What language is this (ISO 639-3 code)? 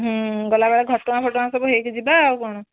ori